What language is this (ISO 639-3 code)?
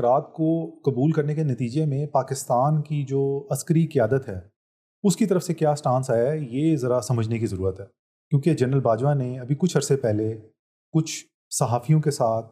urd